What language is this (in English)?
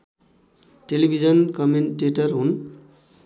Nepali